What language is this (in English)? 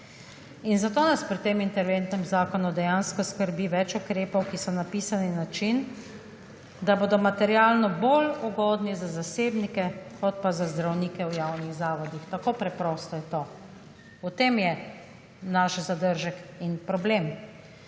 Slovenian